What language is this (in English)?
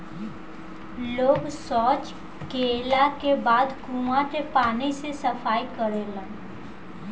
Bhojpuri